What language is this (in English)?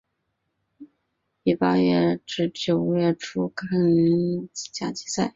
Chinese